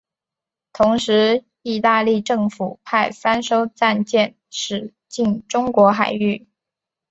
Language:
Chinese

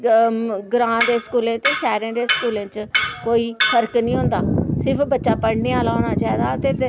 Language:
Dogri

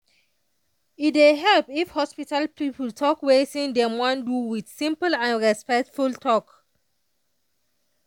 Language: Nigerian Pidgin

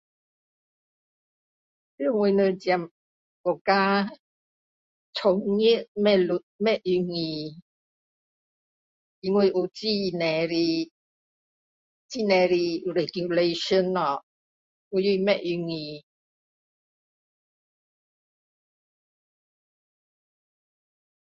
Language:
Min Dong Chinese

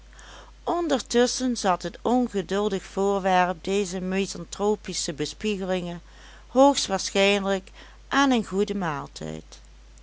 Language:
Dutch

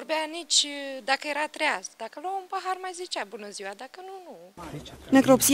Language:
Romanian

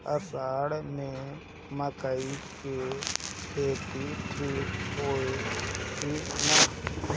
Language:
Bhojpuri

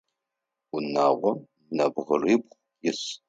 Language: Adyghe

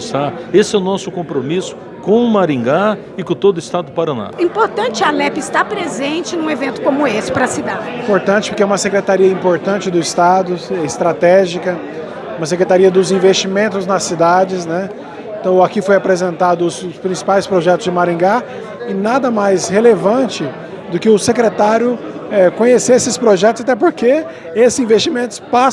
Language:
Portuguese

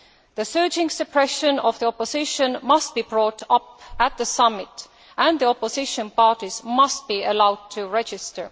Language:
English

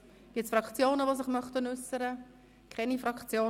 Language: Swiss German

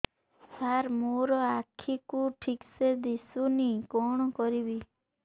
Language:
Odia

